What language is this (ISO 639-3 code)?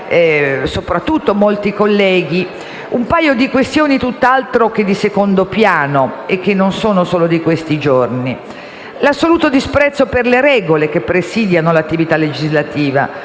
ita